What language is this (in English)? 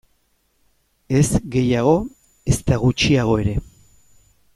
Basque